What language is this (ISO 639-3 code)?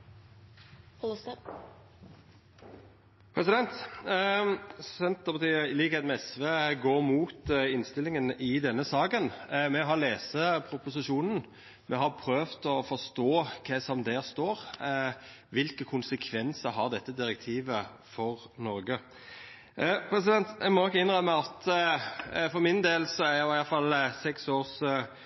nno